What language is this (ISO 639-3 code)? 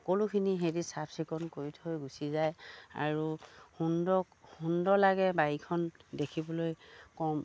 asm